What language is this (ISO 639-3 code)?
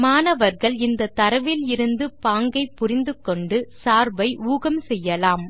tam